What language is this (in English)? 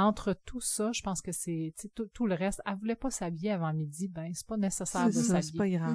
French